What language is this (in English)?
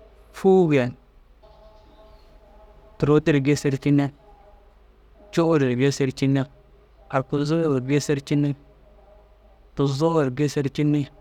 Dazaga